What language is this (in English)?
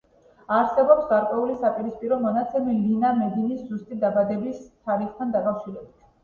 Georgian